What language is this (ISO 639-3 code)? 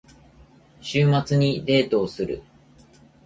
jpn